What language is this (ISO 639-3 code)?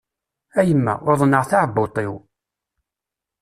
kab